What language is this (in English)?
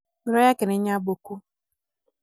Kikuyu